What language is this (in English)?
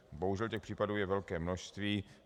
Czech